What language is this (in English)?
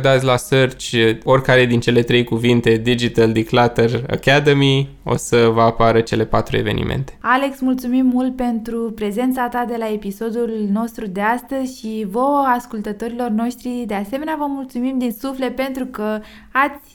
Romanian